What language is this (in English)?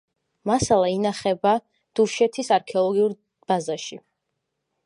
Georgian